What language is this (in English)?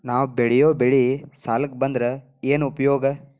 Kannada